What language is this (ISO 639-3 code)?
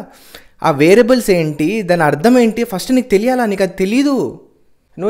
tel